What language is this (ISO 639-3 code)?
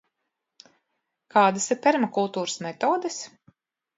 lav